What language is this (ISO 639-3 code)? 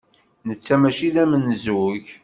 kab